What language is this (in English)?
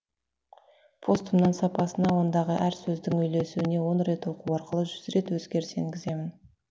Kazakh